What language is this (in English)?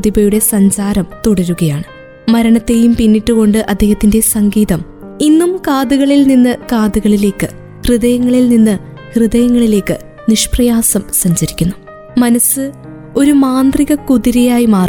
Malayalam